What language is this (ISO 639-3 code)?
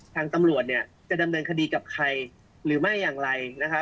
tha